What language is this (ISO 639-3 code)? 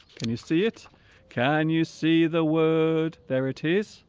eng